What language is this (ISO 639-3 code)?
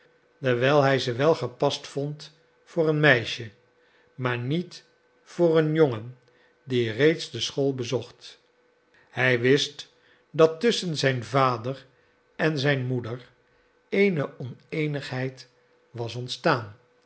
nld